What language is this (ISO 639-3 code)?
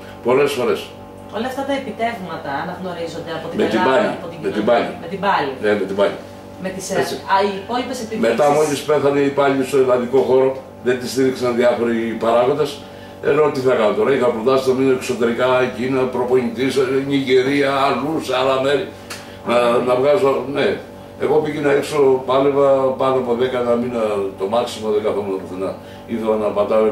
ell